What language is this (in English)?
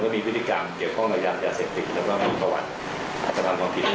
Thai